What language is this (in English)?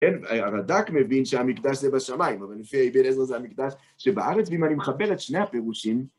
Hebrew